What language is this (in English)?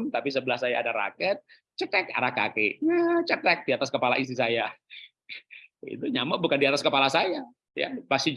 Indonesian